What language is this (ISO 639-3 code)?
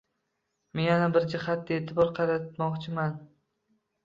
uzb